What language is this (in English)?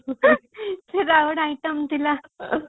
Odia